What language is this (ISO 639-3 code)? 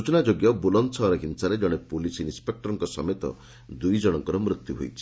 ori